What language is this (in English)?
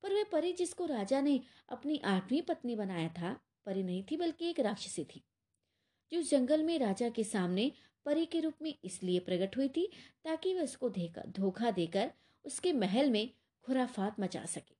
Hindi